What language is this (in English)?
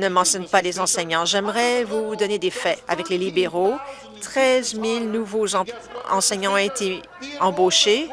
French